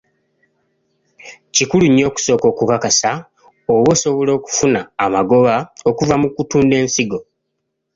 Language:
Ganda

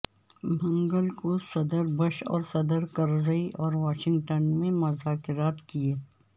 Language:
Urdu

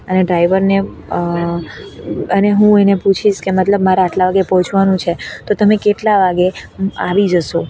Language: Gujarati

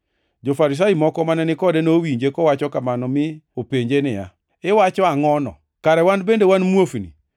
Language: Luo (Kenya and Tanzania)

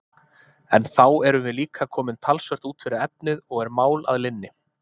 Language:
Icelandic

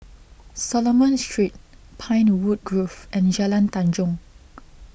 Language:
English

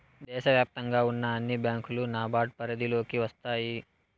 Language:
Telugu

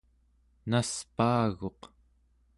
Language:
Central Yupik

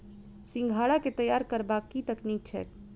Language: Maithili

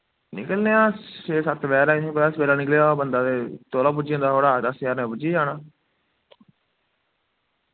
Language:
Dogri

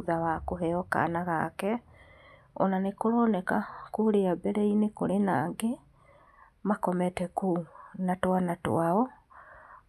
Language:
Kikuyu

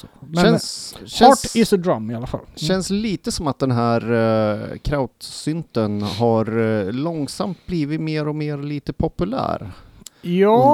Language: Swedish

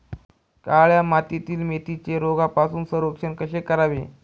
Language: Marathi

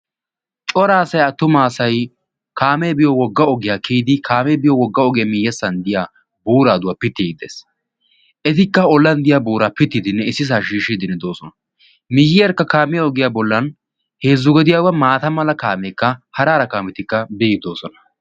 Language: Wolaytta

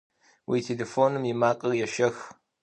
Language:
Kabardian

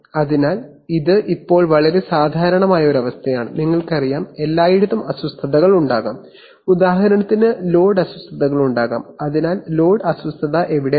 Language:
Malayalam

